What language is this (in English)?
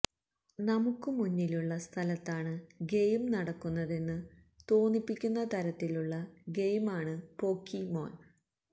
Malayalam